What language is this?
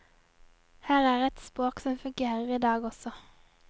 Norwegian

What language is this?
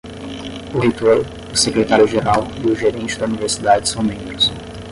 Portuguese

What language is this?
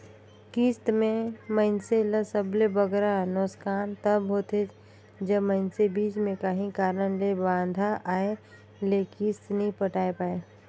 Chhattisgarhi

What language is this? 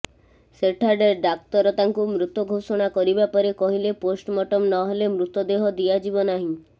Odia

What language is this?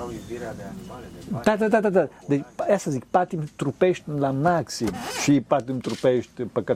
Romanian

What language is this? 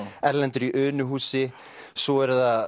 Icelandic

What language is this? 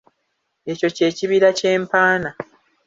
Ganda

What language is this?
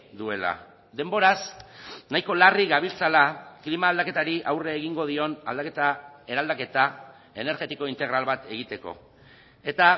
Basque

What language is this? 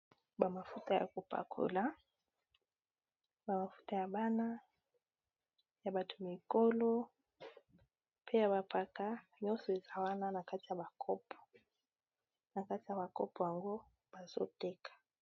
Lingala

